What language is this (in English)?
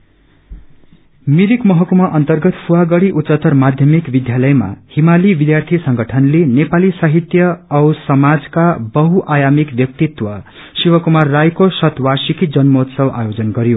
Nepali